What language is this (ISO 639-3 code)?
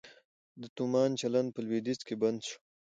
pus